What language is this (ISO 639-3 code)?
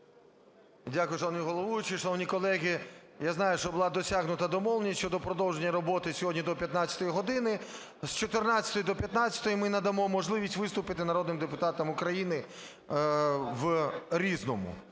ukr